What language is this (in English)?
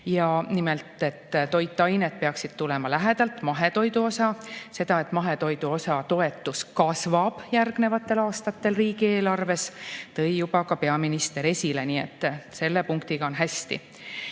Estonian